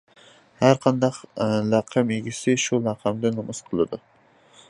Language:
Uyghur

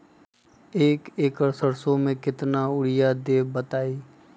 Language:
Magahi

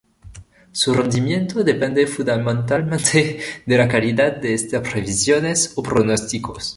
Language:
Spanish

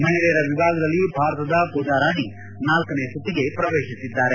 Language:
Kannada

